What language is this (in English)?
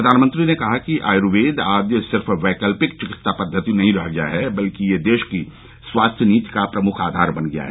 Hindi